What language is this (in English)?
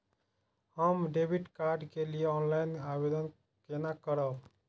Maithili